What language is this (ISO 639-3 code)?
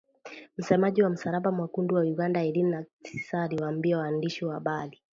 swa